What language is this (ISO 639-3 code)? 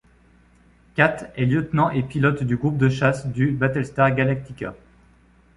fra